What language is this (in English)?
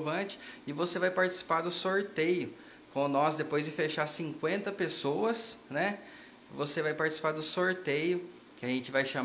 Portuguese